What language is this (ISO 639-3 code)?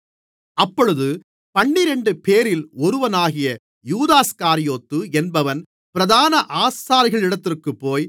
tam